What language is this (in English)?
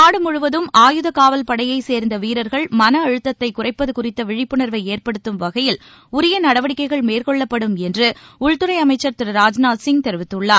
Tamil